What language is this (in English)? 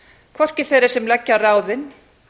Icelandic